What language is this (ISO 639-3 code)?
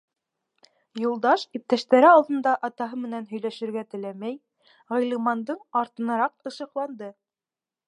bak